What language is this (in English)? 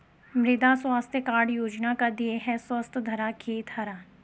Hindi